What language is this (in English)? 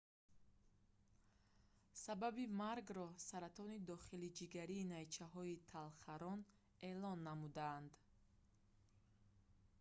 Tajik